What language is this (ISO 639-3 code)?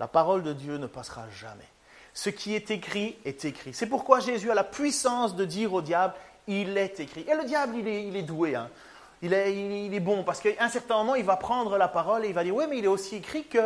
fra